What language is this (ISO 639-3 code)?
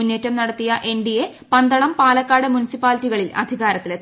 mal